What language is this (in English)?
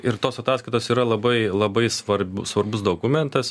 Lithuanian